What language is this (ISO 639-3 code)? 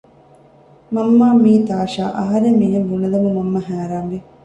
div